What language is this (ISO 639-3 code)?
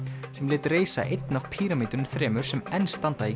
isl